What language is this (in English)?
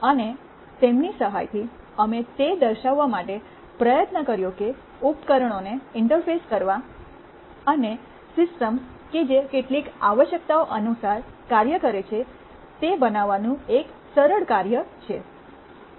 Gujarati